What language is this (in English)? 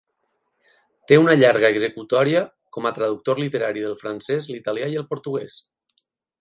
Catalan